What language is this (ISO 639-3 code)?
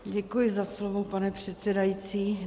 ces